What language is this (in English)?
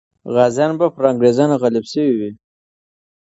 Pashto